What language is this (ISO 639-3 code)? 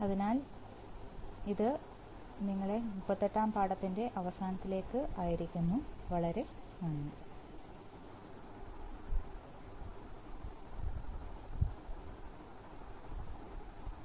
mal